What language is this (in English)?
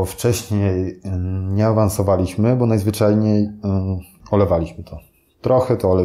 Polish